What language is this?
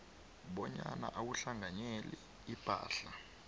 South Ndebele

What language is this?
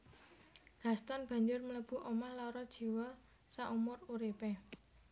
Javanese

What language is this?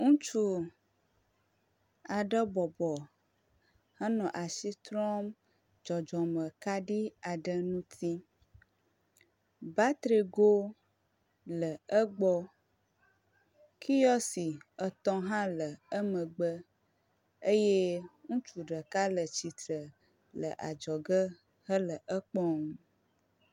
Ewe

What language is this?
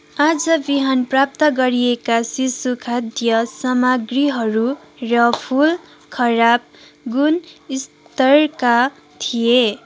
Nepali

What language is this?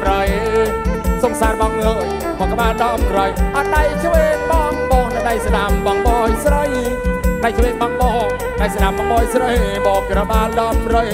Thai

